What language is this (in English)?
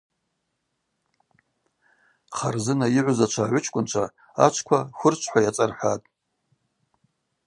Abaza